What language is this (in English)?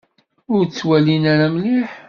Kabyle